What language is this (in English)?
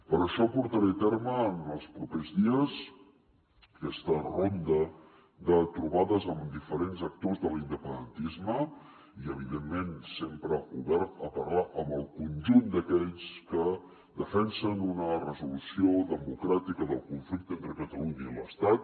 Catalan